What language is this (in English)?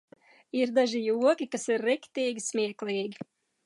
Latvian